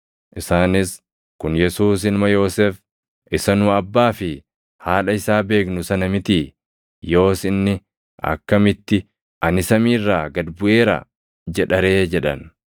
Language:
Oromo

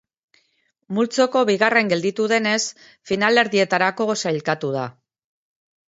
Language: Basque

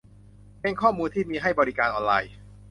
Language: Thai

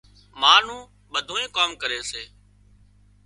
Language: Wadiyara Koli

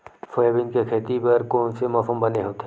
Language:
Chhattisgarhi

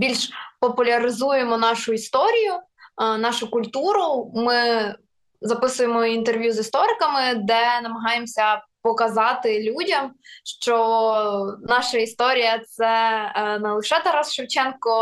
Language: Ukrainian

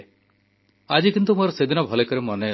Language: Odia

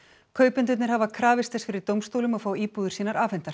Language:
Icelandic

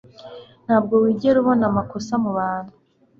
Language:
Kinyarwanda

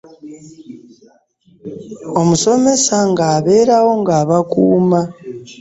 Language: Ganda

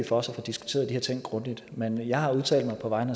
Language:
Danish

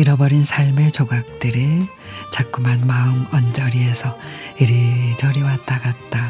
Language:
Korean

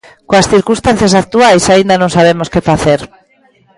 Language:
Galician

